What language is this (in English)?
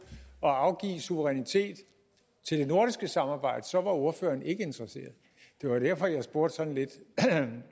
Danish